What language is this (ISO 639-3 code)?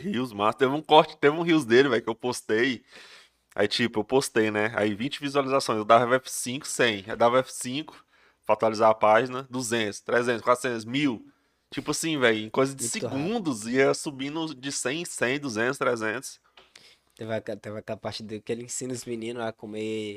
por